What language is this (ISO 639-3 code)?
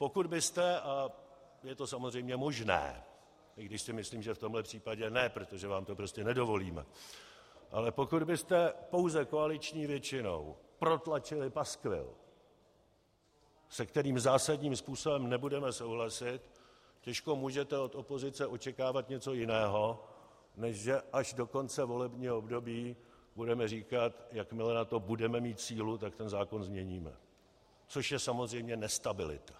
ces